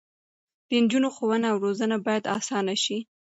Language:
Pashto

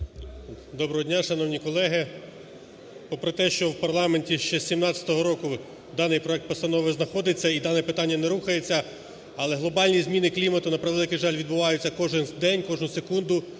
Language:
Ukrainian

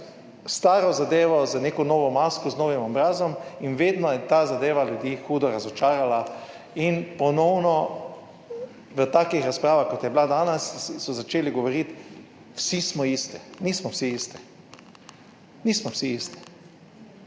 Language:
Slovenian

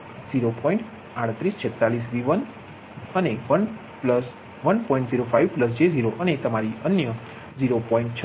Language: Gujarati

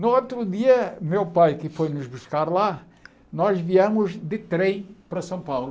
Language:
Portuguese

